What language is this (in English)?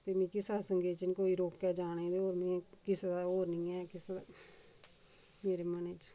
Dogri